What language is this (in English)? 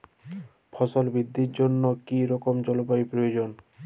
Bangla